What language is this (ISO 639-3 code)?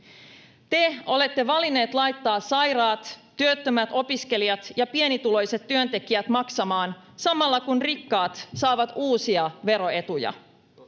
fin